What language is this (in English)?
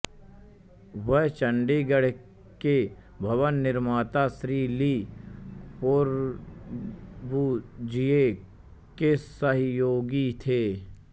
Hindi